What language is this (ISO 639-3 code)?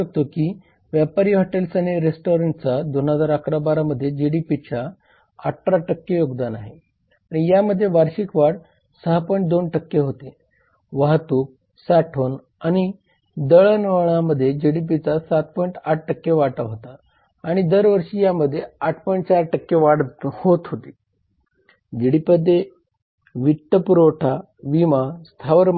mar